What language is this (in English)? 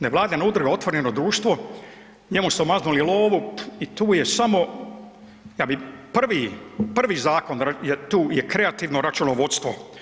Croatian